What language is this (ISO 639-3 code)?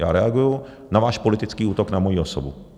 ces